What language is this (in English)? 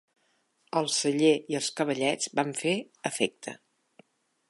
Catalan